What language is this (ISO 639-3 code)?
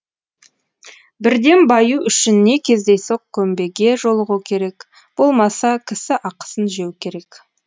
kaz